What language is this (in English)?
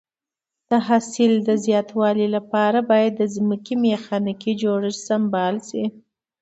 Pashto